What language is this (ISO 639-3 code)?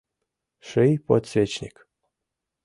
chm